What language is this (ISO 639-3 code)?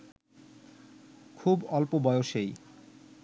ben